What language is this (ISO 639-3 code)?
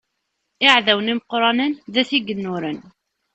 kab